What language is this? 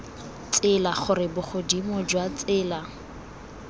Tswana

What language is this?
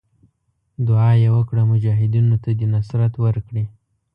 Pashto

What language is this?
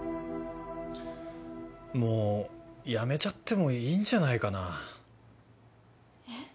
Japanese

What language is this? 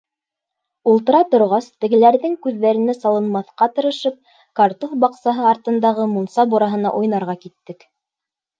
Bashkir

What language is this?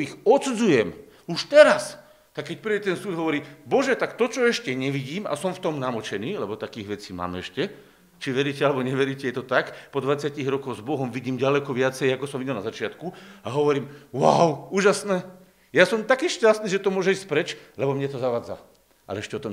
Slovak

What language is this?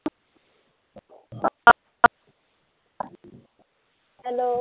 Punjabi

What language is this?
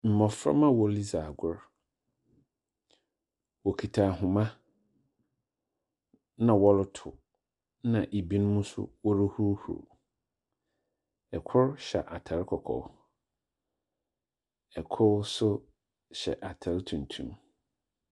Akan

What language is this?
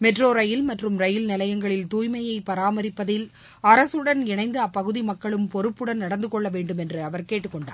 Tamil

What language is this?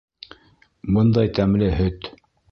Bashkir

